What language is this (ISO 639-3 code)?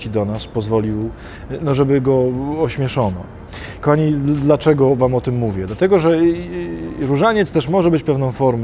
pol